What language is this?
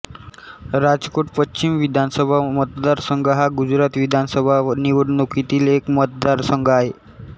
Marathi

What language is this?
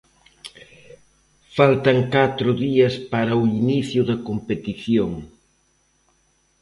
Galician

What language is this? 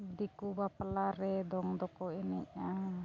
Santali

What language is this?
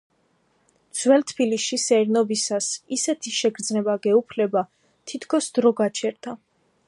Georgian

